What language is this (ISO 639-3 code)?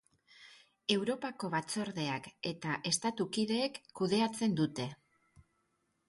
eus